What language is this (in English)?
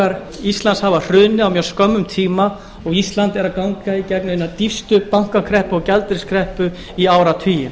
Icelandic